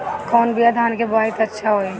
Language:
Bhojpuri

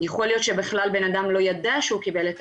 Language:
Hebrew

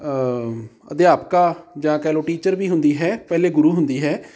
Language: Punjabi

